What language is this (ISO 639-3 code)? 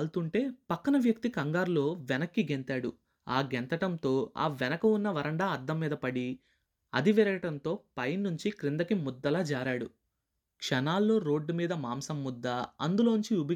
tel